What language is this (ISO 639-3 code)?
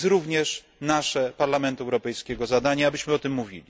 pol